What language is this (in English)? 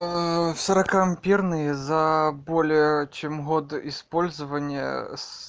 Russian